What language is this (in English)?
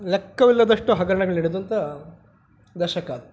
Kannada